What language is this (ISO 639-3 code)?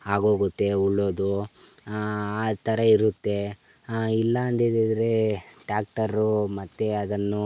kan